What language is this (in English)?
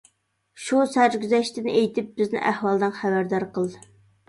Uyghur